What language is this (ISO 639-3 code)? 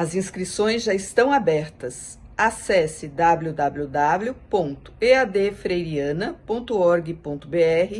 por